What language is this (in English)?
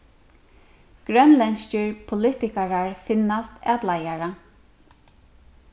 Faroese